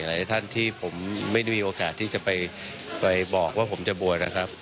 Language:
Thai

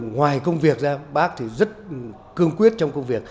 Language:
Vietnamese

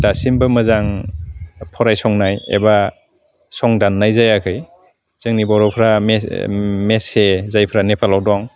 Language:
Bodo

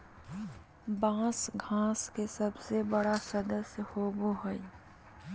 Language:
Magahi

